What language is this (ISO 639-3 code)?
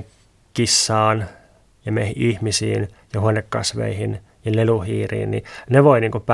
fin